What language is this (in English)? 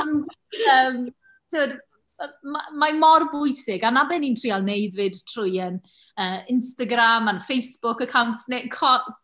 Welsh